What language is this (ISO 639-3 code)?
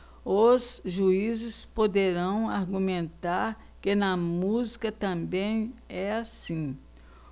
por